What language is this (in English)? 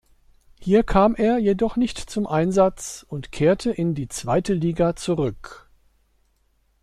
German